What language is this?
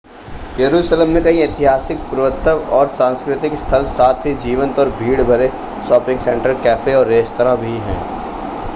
Hindi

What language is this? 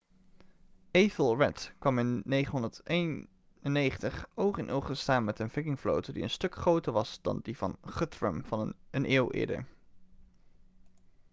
Dutch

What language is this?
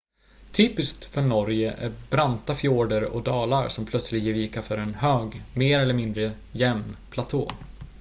Swedish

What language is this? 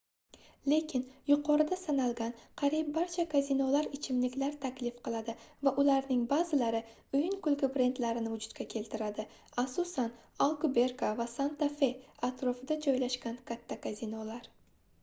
Uzbek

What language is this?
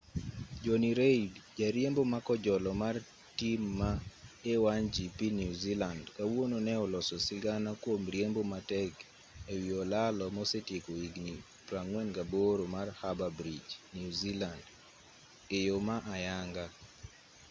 Luo (Kenya and Tanzania)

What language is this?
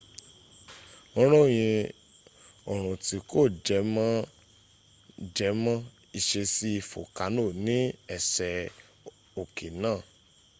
Yoruba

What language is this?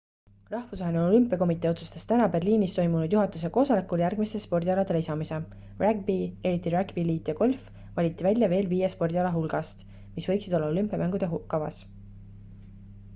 Estonian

